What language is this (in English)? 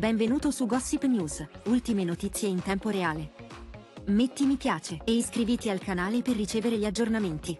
Italian